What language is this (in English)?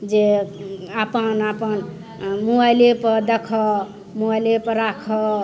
Maithili